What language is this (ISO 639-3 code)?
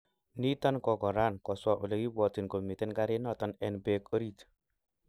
kln